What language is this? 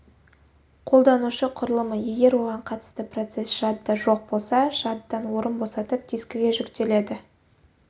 Kazakh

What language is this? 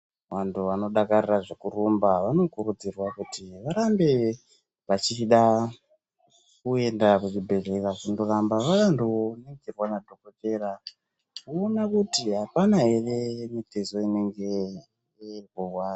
Ndau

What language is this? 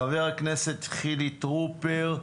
Hebrew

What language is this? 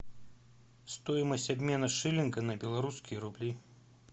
Russian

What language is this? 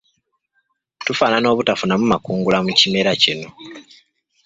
Ganda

